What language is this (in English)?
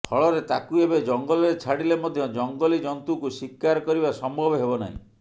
Odia